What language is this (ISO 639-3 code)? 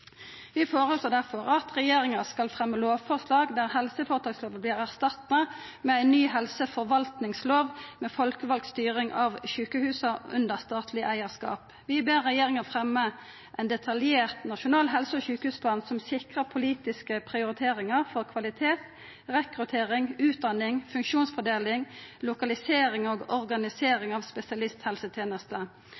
nno